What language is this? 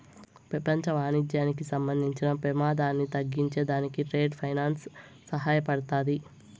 Telugu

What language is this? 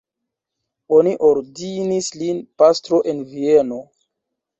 Esperanto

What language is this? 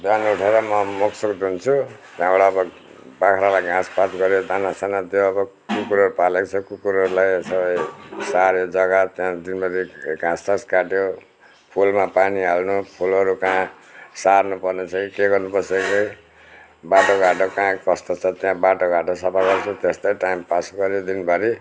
Nepali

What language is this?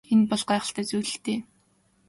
Mongolian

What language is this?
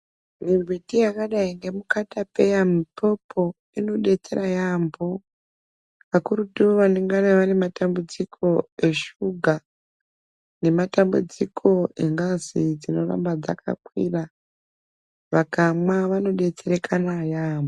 Ndau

